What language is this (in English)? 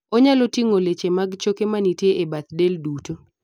Luo (Kenya and Tanzania)